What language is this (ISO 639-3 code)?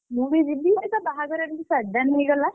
ori